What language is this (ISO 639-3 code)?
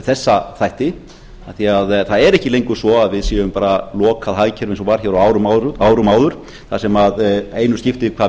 isl